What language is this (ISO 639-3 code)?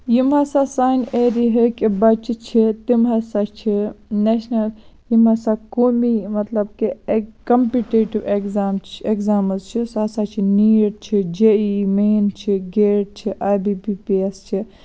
kas